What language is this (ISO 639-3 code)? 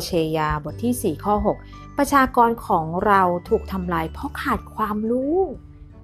tha